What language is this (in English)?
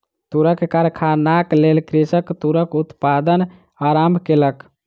Maithili